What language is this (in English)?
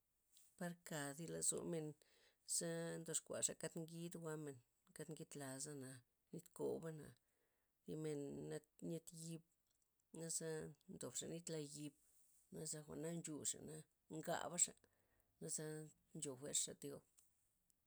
Loxicha Zapotec